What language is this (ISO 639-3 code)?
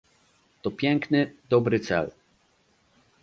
pol